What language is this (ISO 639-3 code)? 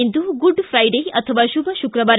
kan